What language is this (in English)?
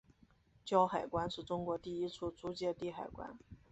Chinese